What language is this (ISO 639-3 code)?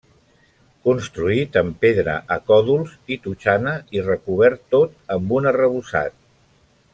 cat